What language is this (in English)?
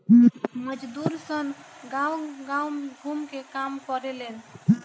Bhojpuri